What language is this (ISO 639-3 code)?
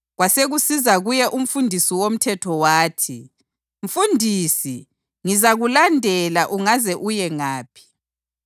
nde